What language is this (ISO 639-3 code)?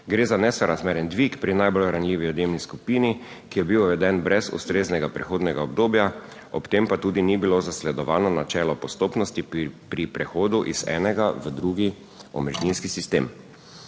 slv